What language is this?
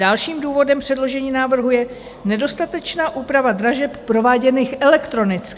Czech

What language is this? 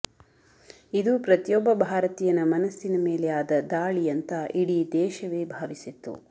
Kannada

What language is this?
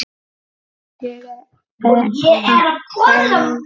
Icelandic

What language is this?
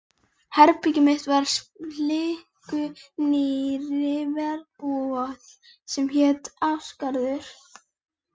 Icelandic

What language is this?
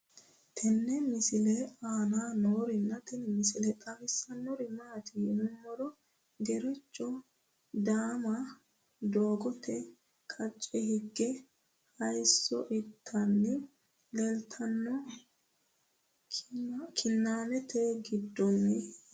Sidamo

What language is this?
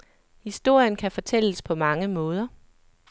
Danish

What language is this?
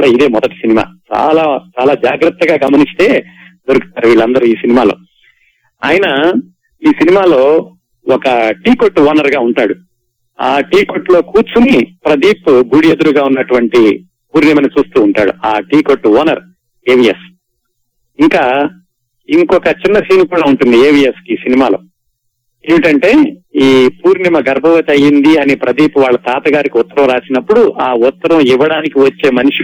Telugu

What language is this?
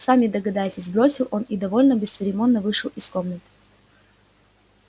Russian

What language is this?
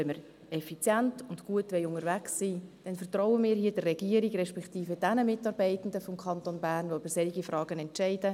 Swiss German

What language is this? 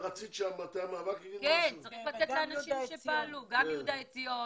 Hebrew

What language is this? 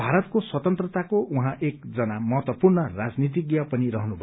Nepali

